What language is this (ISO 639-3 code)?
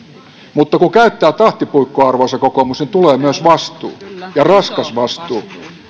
fin